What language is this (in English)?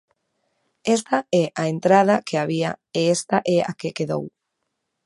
Galician